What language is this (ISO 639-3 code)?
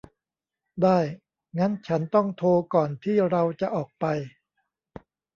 tha